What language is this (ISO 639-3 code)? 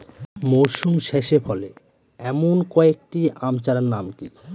ben